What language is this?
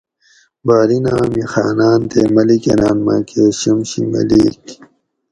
Gawri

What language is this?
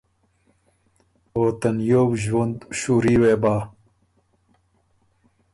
Ormuri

